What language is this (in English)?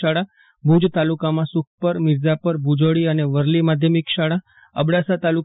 Gujarati